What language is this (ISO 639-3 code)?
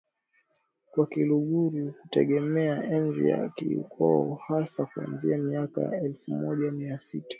swa